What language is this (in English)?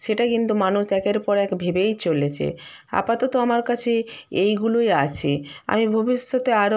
Bangla